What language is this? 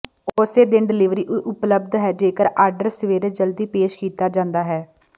Punjabi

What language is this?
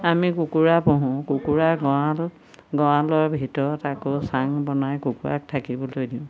Assamese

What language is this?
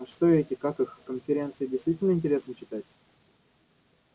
Russian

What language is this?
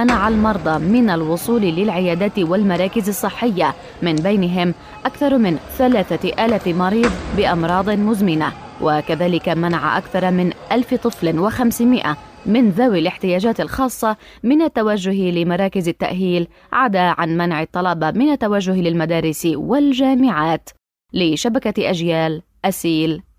Arabic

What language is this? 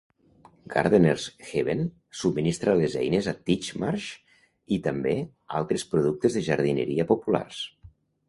Catalan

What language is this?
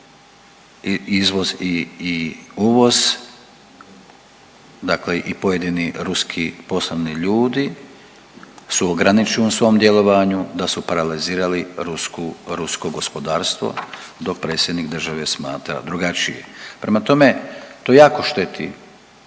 Croatian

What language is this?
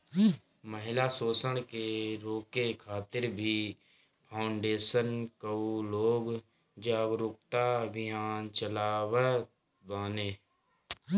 Bhojpuri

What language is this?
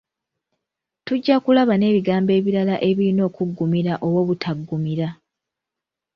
Ganda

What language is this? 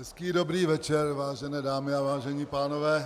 Czech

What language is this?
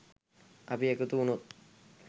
Sinhala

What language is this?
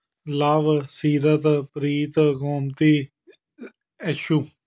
Punjabi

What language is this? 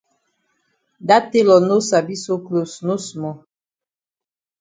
Cameroon Pidgin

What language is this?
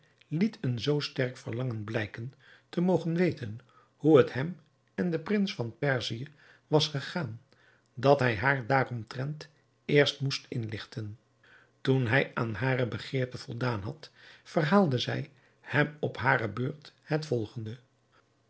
Dutch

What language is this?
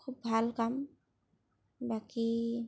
Assamese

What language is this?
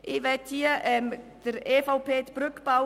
Swiss German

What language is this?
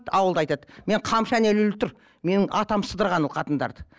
Kazakh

